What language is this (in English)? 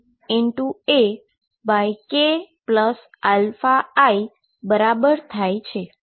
Gujarati